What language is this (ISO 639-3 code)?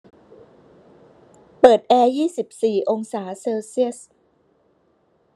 tha